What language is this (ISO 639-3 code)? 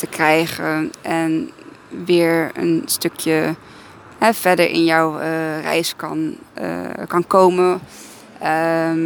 nld